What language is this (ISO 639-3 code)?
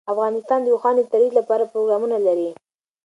pus